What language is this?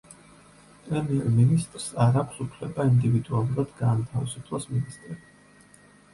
Georgian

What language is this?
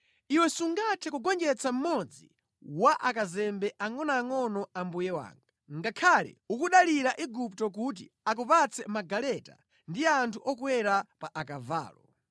Nyanja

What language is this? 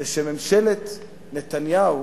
Hebrew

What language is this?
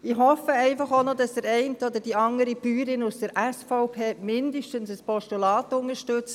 Swiss German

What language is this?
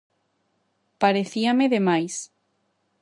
Galician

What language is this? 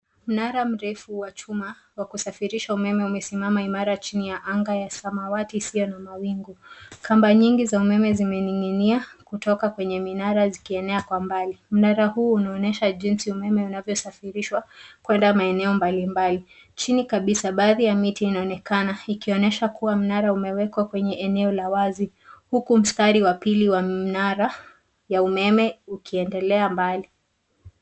Swahili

